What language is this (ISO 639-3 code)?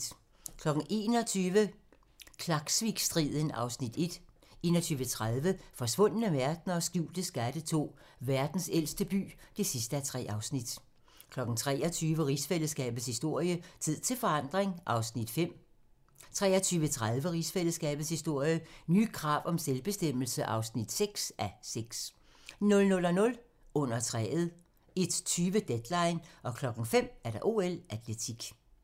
dan